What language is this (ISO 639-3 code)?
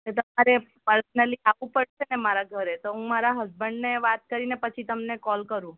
guj